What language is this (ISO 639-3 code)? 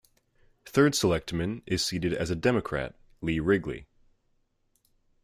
eng